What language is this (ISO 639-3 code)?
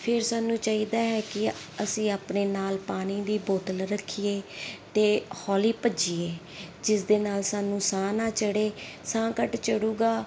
pan